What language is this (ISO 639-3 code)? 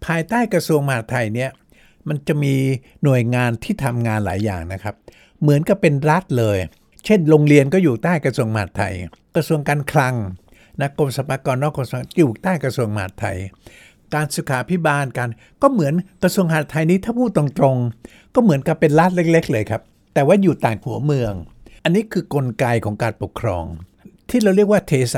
tha